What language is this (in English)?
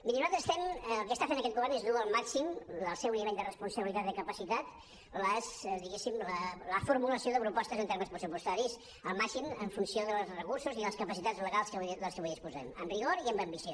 Catalan